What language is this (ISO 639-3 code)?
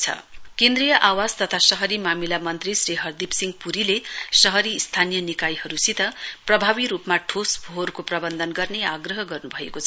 nep